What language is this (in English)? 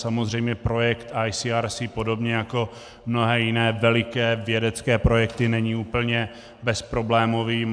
Czech